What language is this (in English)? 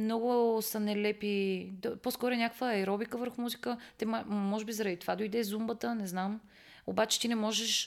Bulgarian